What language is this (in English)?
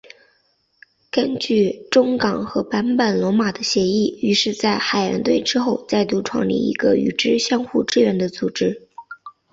Chinese